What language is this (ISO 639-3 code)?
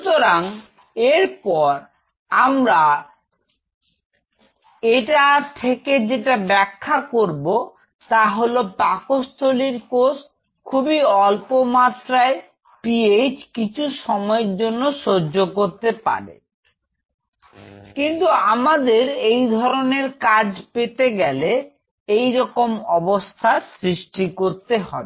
ben